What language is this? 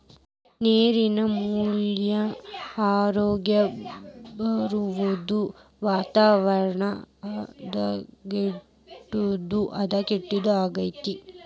Kannada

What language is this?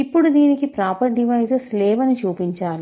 Telugu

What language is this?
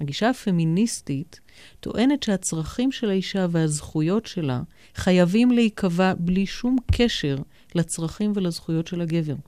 Hebrew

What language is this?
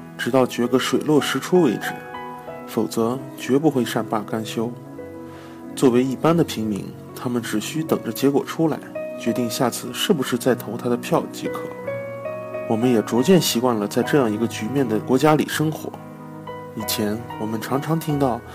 Chinese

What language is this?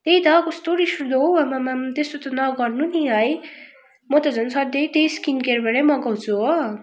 Nepali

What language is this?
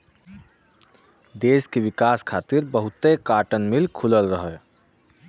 Bhojpuri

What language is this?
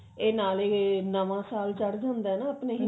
Punjabi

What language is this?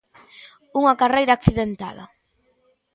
Galician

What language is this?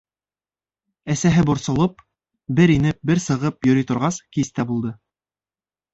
Bashkir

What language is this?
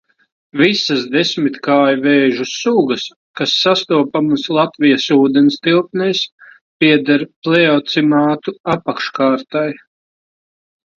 Latvian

